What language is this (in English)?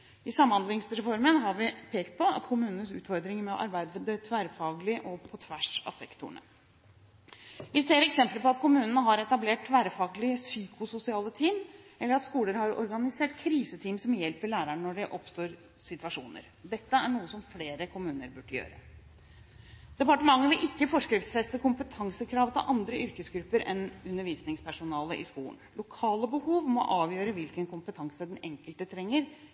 Norwegian Bokmål